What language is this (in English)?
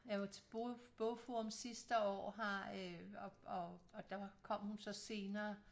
Danish